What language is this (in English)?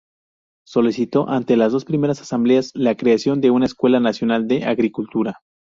Spanish